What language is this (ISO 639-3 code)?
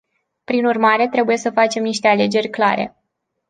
ron